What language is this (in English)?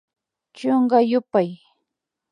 Imbabura Highland Quichua